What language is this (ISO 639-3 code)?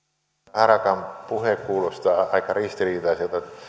fin